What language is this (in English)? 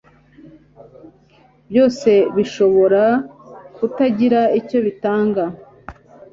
Kinyarwanda